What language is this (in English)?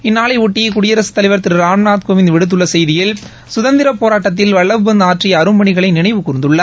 Tamil